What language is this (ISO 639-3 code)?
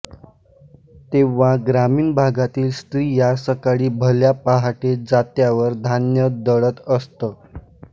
mar